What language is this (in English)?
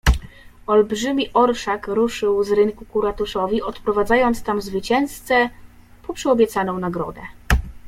Polish